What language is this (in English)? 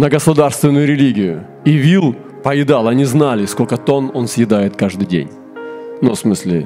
Russian